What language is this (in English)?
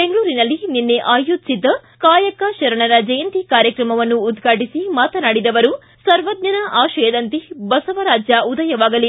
Kannada